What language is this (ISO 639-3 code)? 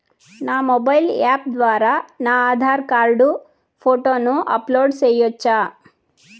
tel